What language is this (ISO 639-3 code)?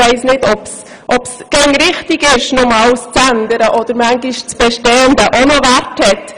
gsw